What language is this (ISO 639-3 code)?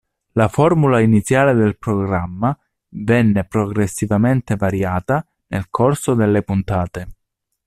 ita